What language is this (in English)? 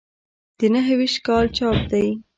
Pashto